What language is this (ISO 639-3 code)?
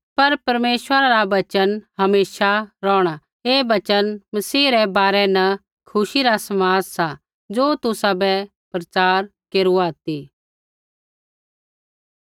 kfx